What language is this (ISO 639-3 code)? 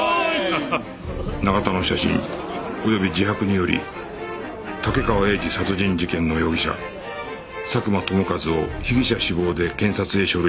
jpn